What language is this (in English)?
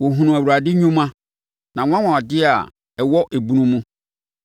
Akan